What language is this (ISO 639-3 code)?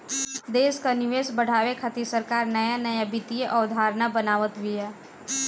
bho